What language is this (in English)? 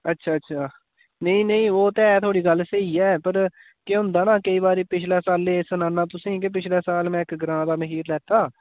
Dogri